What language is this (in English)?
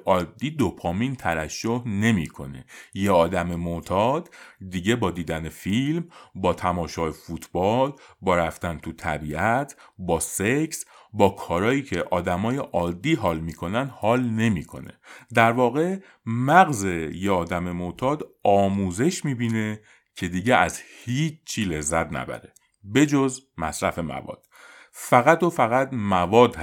Persian